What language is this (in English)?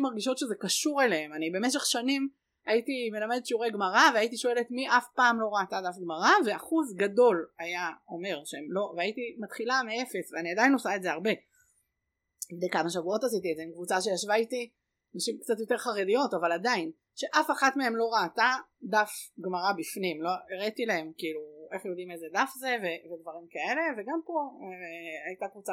Hebrew